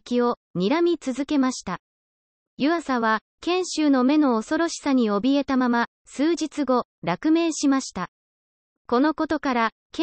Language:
Japanese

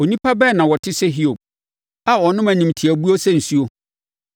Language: Akan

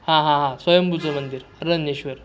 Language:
Marathi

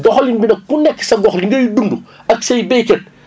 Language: Wolof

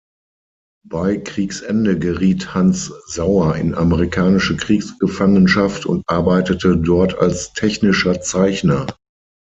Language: German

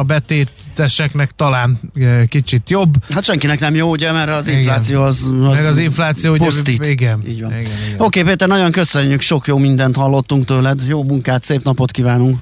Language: Hungarian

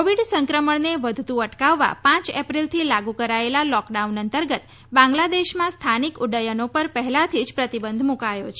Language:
Gujarati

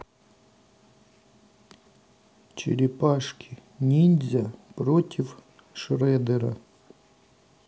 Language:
Russian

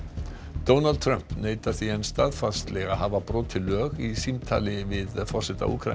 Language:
Icelandic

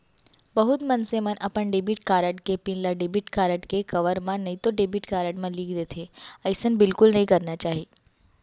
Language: Chhattisgarhi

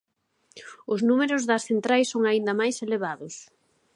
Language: Galician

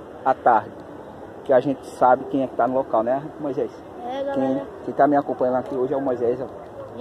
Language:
Portuguese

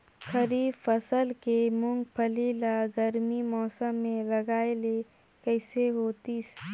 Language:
Chhattisgarhi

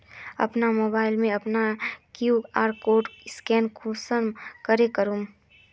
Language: Magahi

